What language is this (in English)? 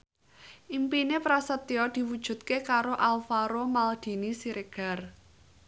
Javanese